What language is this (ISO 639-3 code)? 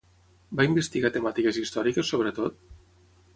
cat